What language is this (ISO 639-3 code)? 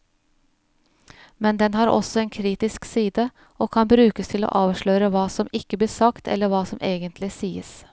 nor